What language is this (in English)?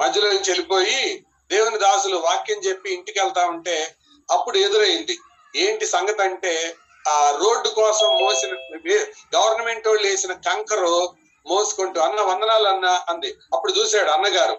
Telugu